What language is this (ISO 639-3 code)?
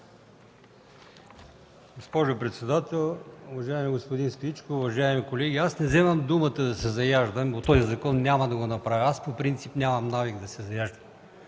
bul